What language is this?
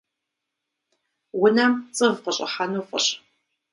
Kabardian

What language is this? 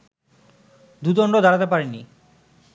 Bangla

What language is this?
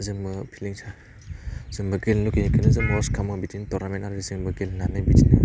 Bodo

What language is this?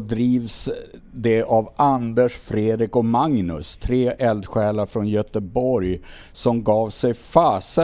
Swedish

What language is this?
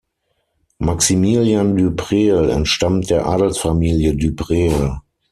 German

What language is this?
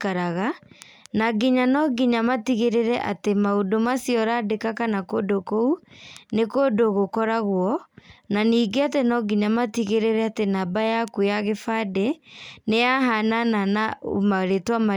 Kikuyu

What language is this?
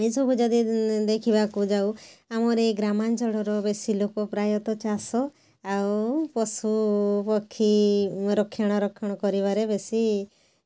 Odia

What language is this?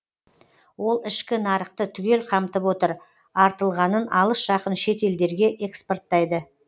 Kazakh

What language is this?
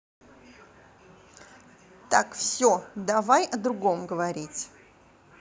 Russian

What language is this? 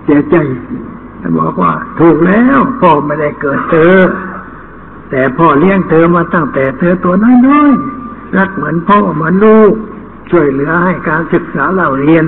Thai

